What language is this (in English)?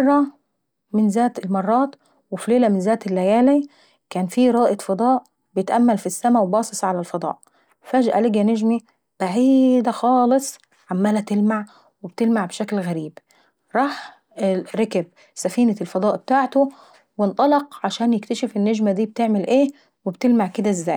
Saidi Arabic